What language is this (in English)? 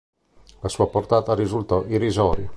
Italian